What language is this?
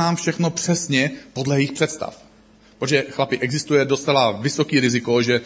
Czech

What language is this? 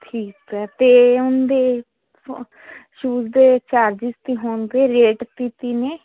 Punjabi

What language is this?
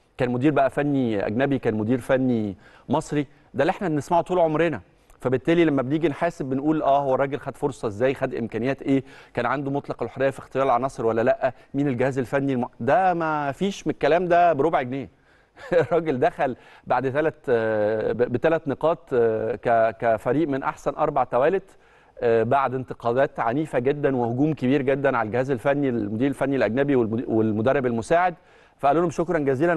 Arabic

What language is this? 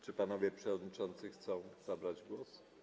Polish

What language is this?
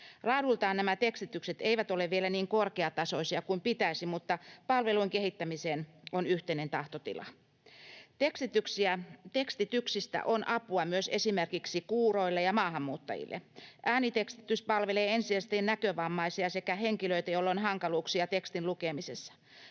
Finnish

